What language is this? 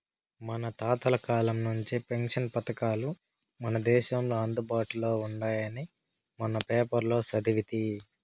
Telugu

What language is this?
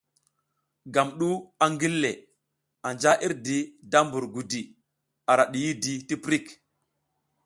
South Giziga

